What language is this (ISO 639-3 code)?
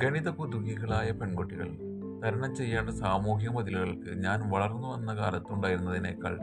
mal